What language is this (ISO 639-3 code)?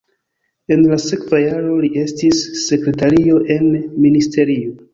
epo